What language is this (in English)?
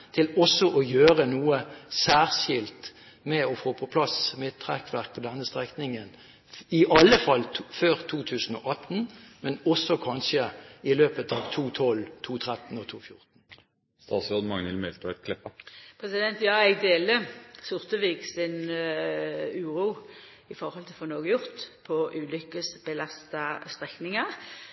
Norwegian